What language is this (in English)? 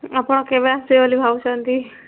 Odia